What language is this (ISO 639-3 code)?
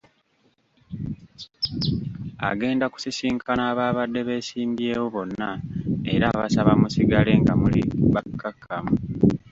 lug